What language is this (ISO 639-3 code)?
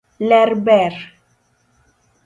luo